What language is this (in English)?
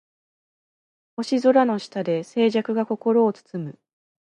Japanese